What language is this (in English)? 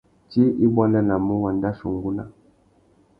Tuki